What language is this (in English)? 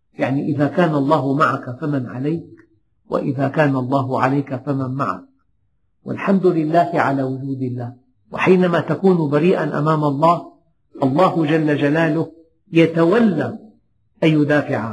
Arabic